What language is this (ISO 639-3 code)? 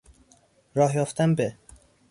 fas